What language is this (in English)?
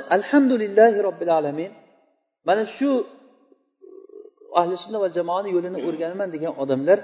Bulgarian